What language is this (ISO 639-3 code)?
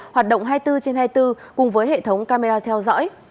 vie